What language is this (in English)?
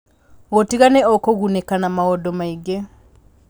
Kikuyu